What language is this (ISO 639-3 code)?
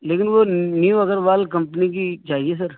urd